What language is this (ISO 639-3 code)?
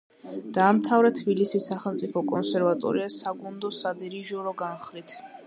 kat